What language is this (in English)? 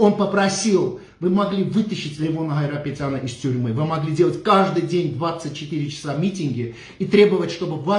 Russian